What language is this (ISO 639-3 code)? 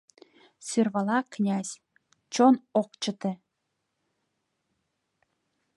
chm